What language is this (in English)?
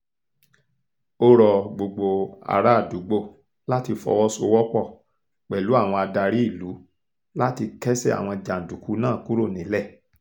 Yoruba